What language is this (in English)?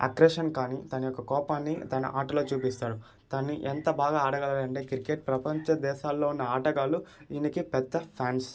Telugu